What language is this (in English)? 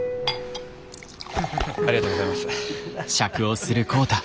Japanese